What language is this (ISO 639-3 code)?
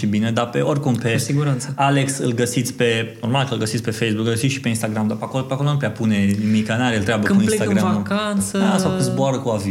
ron